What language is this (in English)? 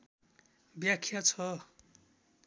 Nepali